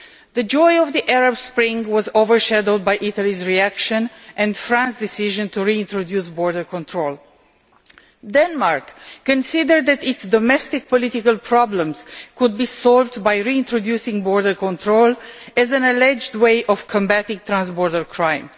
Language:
English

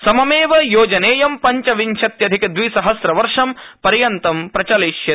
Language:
Sanskrit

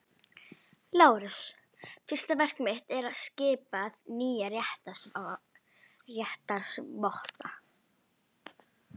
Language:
Icelandic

